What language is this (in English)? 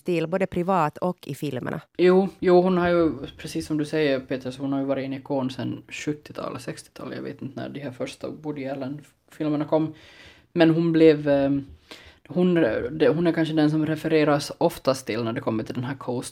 Swedish